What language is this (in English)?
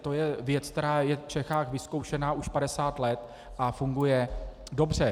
Czech